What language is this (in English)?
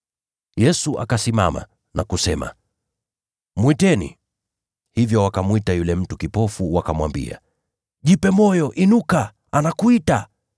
Swahili